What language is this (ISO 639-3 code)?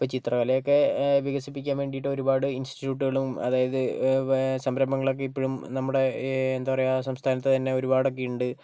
mal